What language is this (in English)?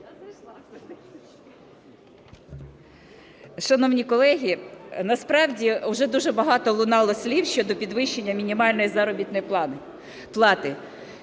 Ukrainian